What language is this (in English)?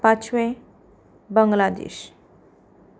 Konkani